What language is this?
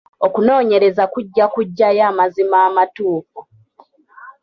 Ganda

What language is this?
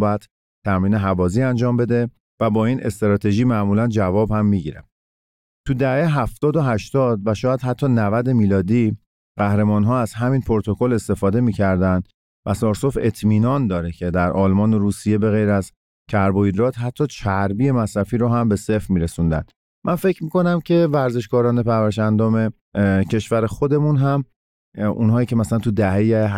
Persian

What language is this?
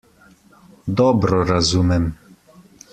Slovenian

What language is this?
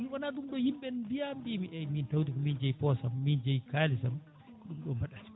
Fula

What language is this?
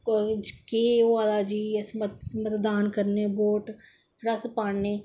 Dogri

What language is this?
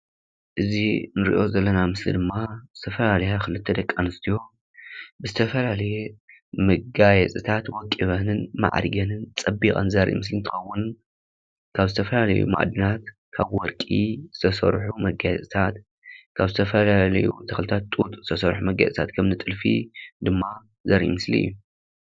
Tigrinya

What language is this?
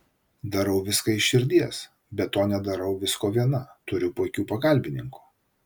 Lithuanian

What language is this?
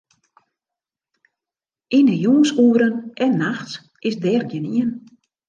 Western Frisian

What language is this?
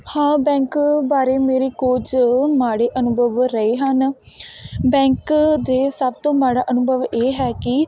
Punjabi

